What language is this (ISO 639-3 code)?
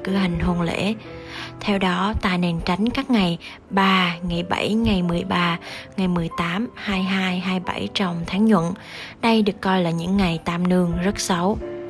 vie